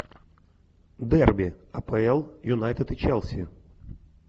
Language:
Russian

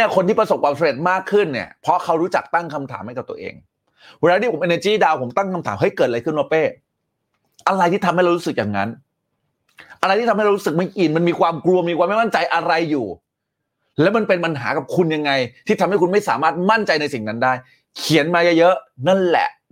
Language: Thai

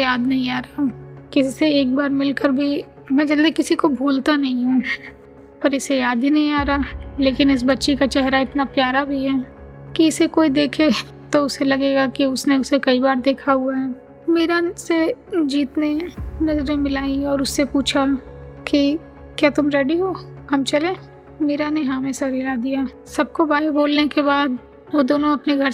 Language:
Hindi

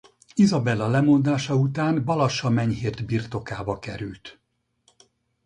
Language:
Hungarian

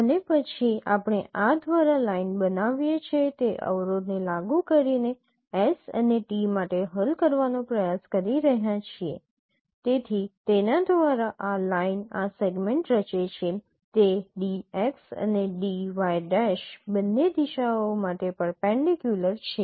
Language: Gujarati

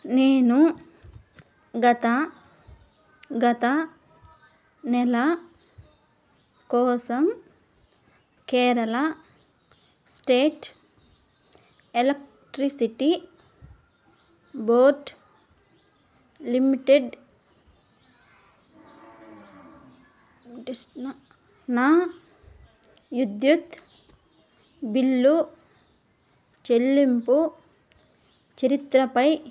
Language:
Telugu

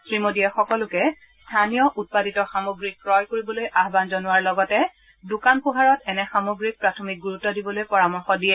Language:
Assamese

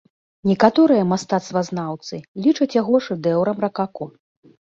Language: Belarusian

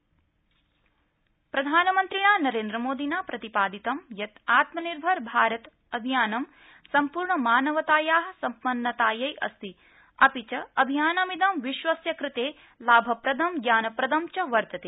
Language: Sanskrit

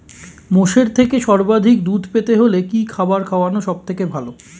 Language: Bangla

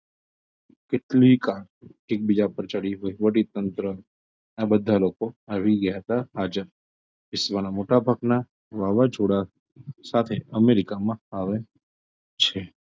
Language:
Gujarati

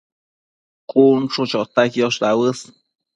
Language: Matsés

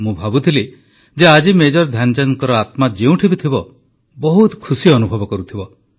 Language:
Odia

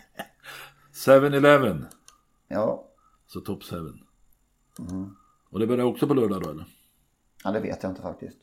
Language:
Swedish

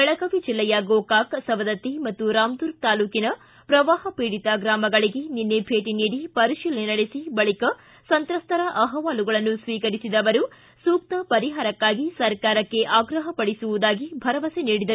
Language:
Kannada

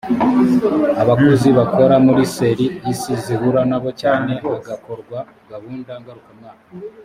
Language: Kinyarwanda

